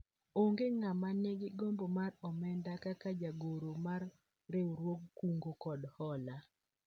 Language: Luo (Kenya and Tanzania)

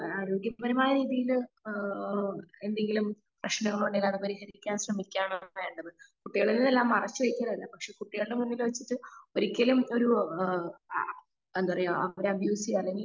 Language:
Malayalam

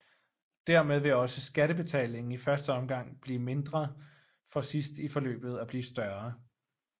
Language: Danish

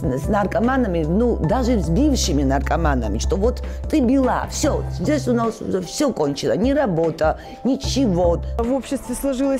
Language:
Russian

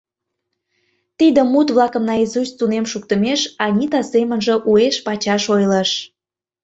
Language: Mari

